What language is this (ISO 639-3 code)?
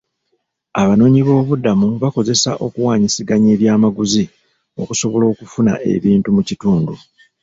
lug